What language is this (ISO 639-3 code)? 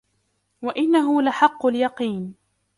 ara